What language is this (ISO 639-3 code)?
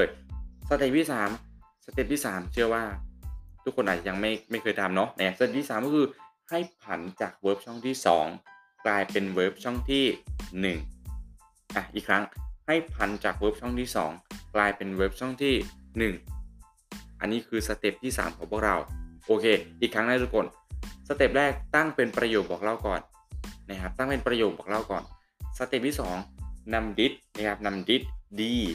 tha